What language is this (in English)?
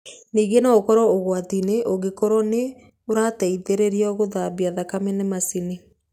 Kikuyu